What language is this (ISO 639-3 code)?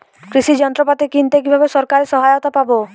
ben